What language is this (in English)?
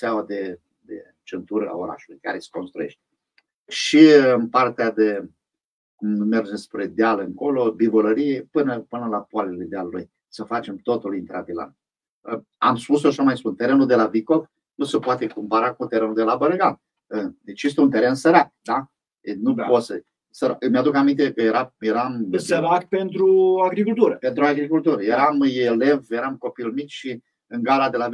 Romanian